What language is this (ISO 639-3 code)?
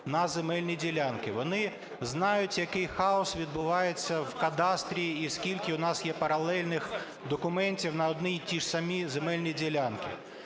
ukr